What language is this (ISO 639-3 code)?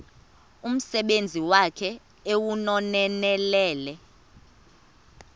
xho